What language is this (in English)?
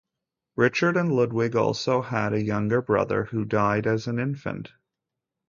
English